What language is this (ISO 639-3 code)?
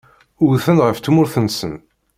kab